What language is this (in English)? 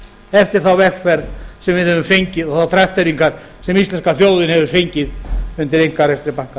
Icelandic